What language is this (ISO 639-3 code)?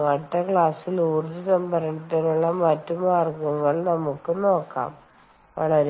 mal